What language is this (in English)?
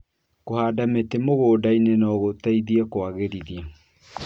Kikuyu